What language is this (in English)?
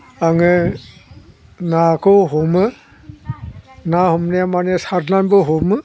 Bodo